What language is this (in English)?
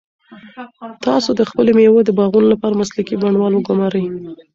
Pashto